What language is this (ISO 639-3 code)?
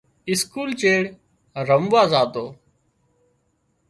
kxp